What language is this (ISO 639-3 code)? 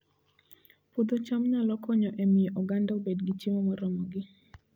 luo